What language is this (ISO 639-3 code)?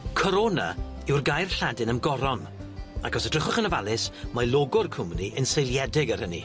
cym